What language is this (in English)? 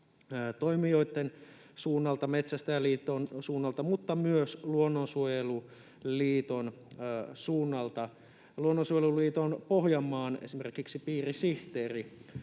Finnish